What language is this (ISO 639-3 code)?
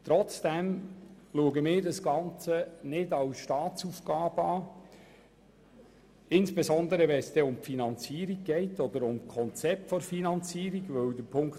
gsw